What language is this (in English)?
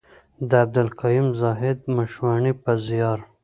Pashto